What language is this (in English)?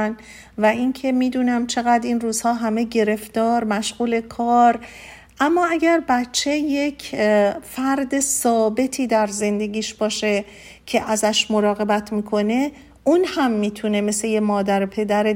Persian